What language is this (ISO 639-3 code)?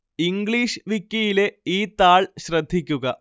mal